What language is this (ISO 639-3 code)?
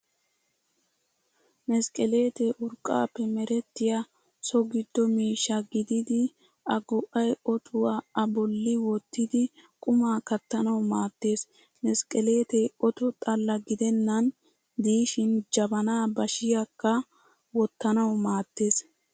wal